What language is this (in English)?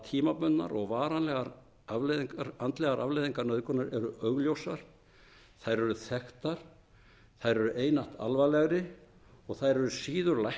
Icelandic